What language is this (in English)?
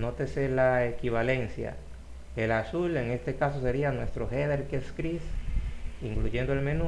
Spanish